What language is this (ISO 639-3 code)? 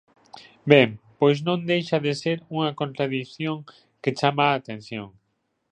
glg